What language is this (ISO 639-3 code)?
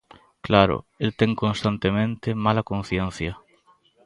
glg